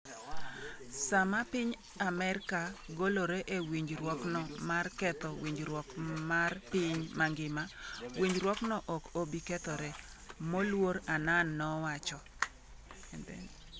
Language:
Luo (Kenya and Tanzania)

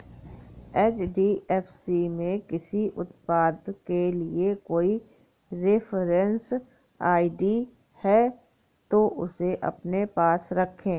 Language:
Hindi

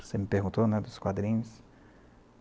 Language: Portuguese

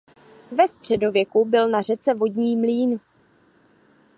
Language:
Czech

